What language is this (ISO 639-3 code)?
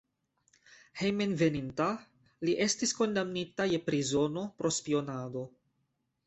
epo